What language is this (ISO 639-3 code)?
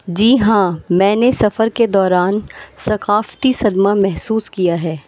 urd